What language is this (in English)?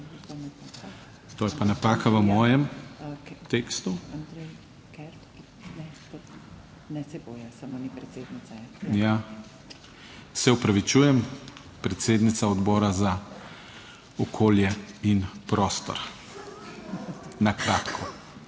Slovenian